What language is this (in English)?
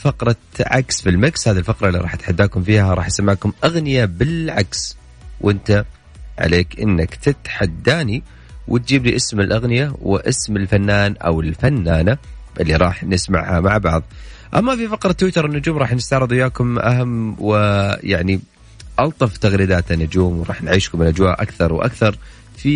Arabic